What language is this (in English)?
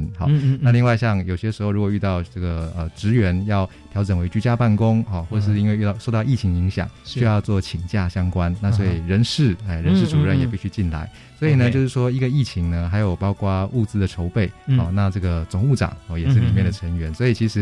Chinese